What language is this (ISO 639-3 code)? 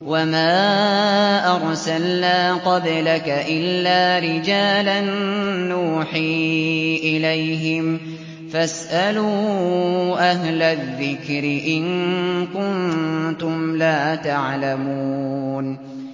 ara